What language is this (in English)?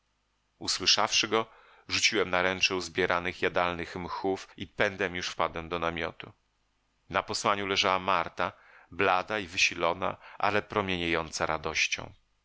Polish